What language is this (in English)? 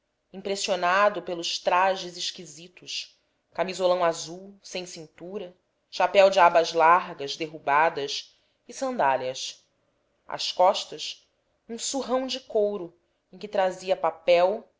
Portuguese